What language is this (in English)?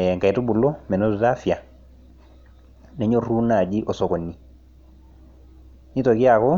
Masai